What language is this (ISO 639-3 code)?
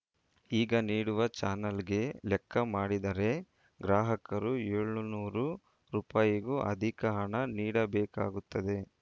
kan